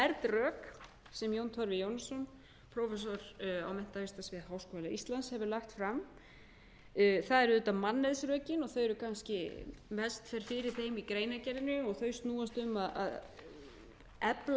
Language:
Icelandic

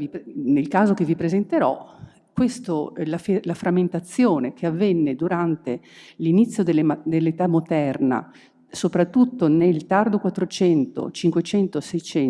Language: Italian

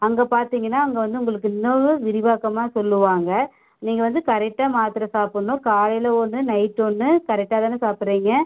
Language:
Tamil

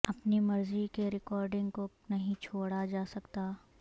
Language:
Urdu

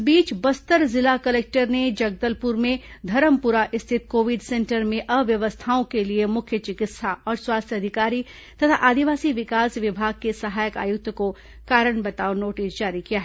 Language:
Hindi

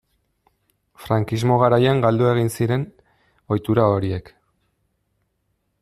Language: Basque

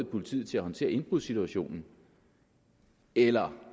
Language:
Danish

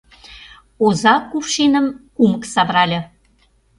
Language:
Mari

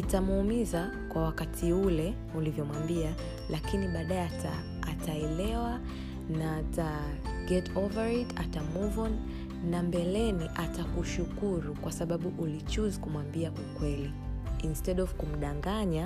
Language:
Swahili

